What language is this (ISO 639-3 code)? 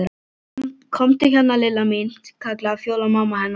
isl